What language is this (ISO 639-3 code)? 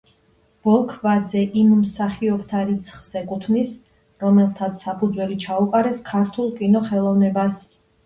kat